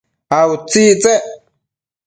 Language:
Matsés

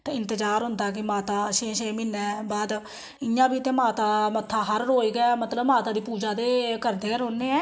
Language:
Dogri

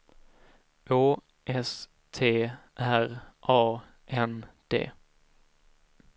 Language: Swedish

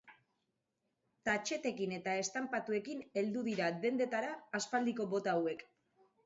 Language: Basque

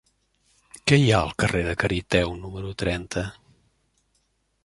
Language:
Catalan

